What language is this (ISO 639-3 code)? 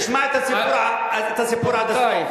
heb